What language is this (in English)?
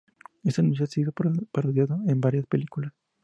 Spanish